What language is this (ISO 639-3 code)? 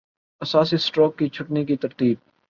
urd